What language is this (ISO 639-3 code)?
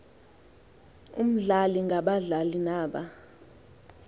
xho